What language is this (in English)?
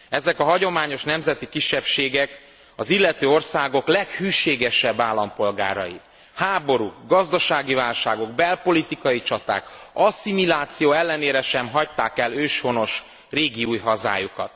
Hungarian